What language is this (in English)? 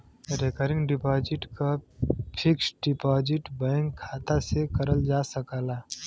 Bhojpuri